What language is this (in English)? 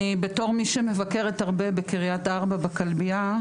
Hebrew